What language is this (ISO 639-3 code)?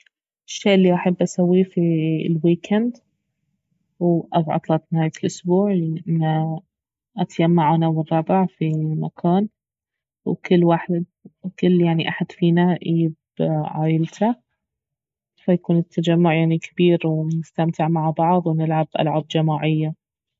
abv